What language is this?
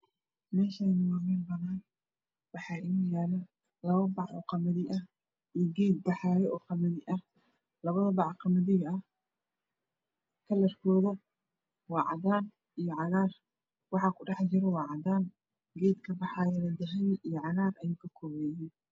Somali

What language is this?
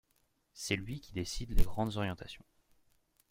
French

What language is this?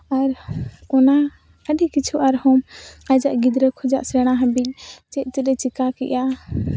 Santali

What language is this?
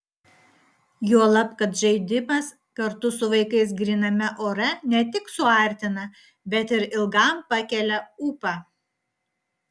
Lithuanian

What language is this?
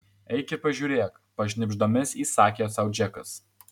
Lithuanian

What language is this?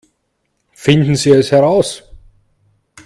German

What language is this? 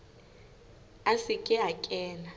Southern Sotho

